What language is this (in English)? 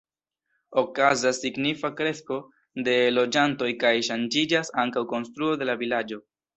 Esperanto